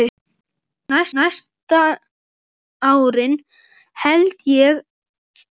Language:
Icelandic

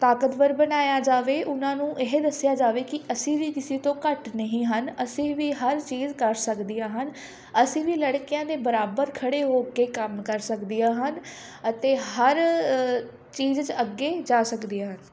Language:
Punjabi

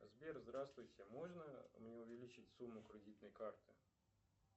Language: Russian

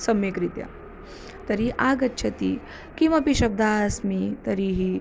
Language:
Sanskrit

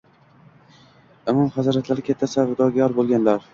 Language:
Uzbek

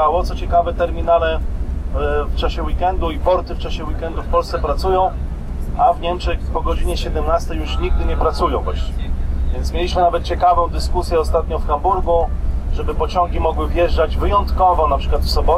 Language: Polish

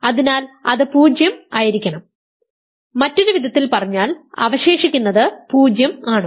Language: Malayalam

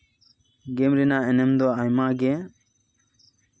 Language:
Santali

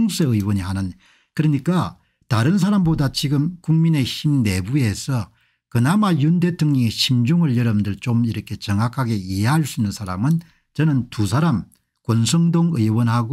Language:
Korean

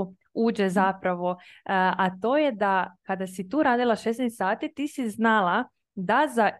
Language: Croatian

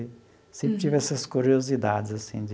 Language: Portuguese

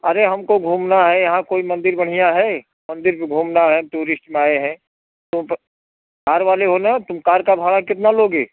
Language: Hindi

